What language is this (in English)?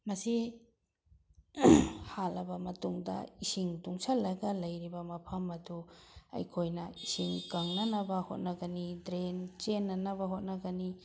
Manipuri